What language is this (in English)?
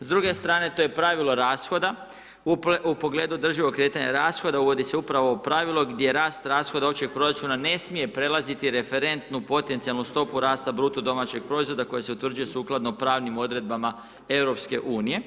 Croatian